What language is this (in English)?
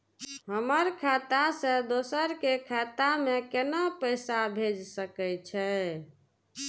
Maithili